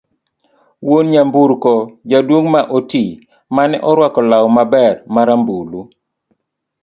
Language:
Luo (Kenya and Tanzania)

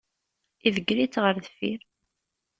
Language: Kabyle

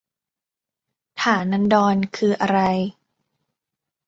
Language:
Thai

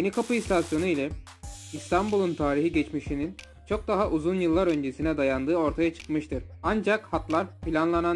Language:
Turkish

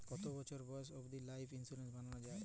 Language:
Bangla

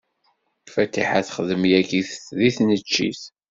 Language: Kabyle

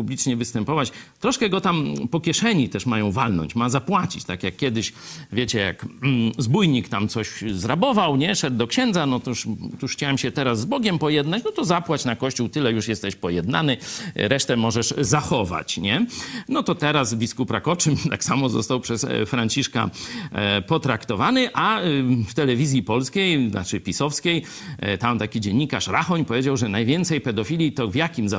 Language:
Polish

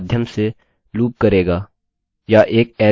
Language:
Hindi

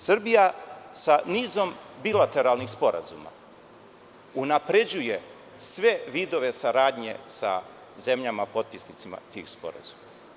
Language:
Serbian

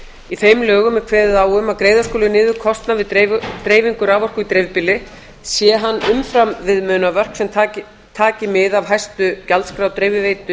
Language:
Icelandic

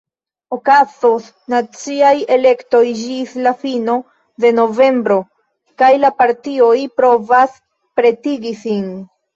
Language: Esperanto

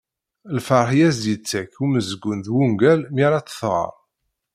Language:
Kabyle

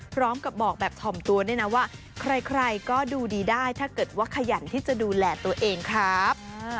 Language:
Thai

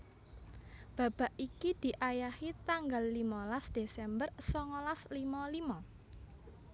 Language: Javanese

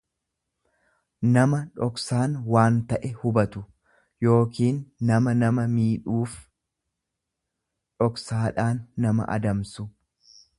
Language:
Oromo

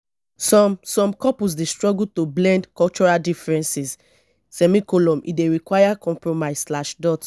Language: Nigerian Pidgin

